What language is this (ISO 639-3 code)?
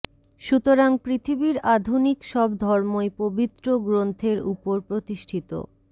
ben